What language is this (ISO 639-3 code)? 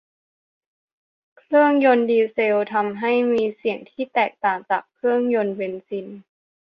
tha